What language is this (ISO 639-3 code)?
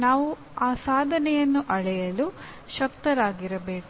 kan